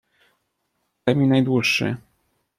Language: Polish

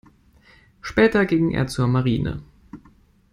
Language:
German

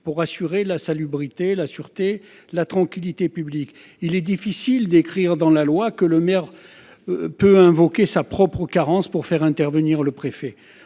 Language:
French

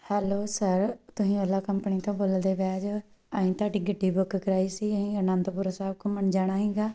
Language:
Punjabi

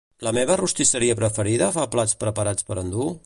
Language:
Catalan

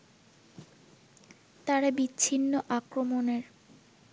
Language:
Bangla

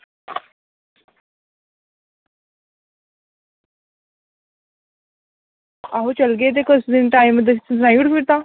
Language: Dogri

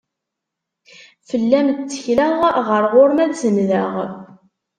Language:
Kabyle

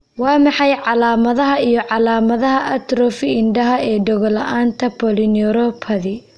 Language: Somali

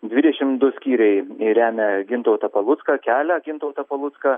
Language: Lithuanian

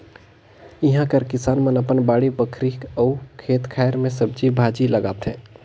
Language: Chhattisgarhi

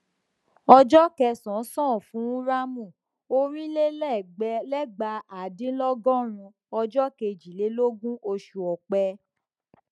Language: Yoruba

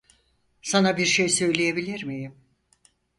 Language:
Turkish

